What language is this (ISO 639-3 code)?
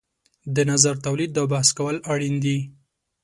pus